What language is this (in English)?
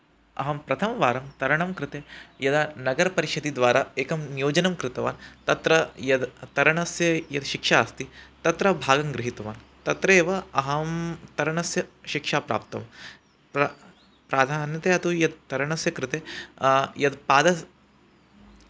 Sanskrit